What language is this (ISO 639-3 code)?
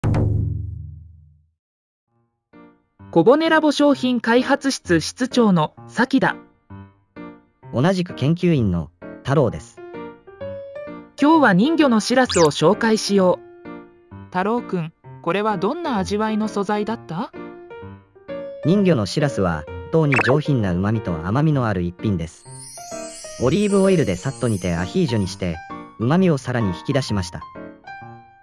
jpn